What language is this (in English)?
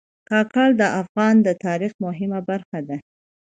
Pashto